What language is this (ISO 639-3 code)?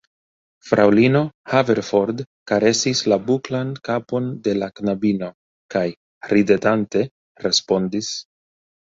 epo